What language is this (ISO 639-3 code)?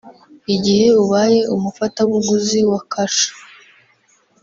kin